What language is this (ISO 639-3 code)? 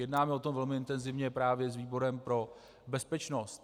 ces